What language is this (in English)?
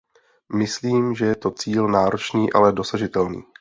Czech